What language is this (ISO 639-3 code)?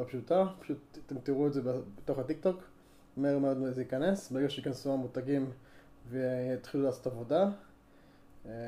heb